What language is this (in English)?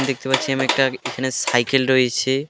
Bangla